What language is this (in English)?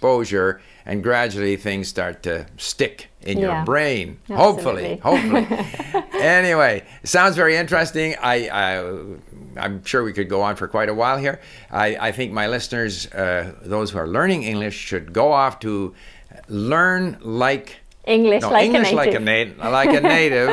English